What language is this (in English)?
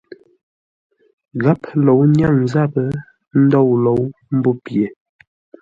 Ngombale